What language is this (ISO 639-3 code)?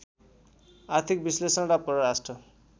nep